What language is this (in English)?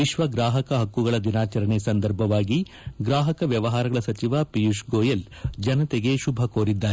Kannada